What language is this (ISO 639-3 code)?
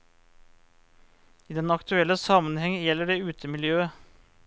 nor